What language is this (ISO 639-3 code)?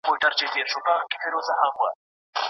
pus